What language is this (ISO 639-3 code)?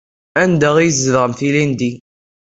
kab